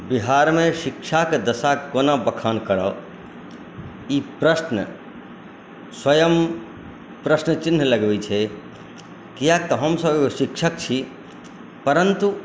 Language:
Maithili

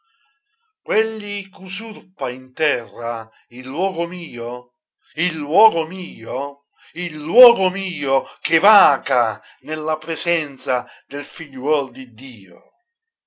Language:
Italian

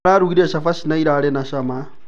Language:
Kikuyu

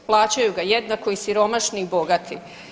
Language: Croatian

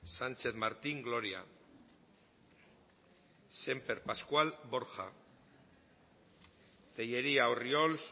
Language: Basque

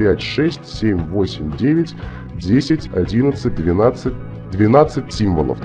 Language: Russian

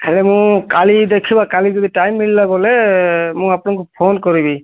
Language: Odia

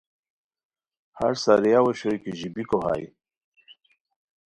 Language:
Khowar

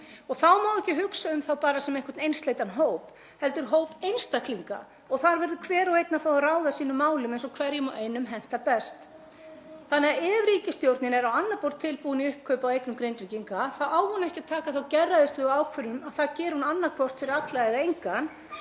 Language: Icelandic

